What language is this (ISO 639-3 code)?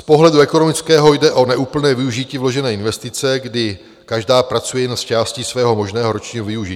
ces